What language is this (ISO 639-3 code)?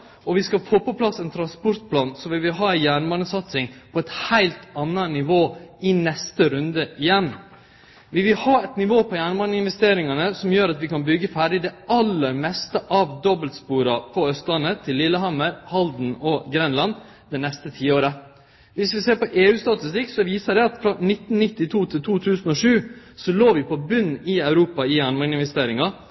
nno